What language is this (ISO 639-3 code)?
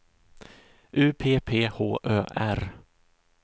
swe